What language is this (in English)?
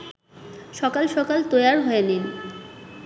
Bangla